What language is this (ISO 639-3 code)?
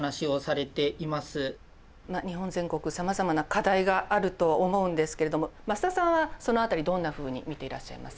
jpn